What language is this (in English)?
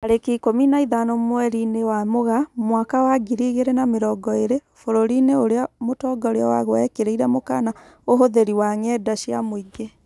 Kikuyu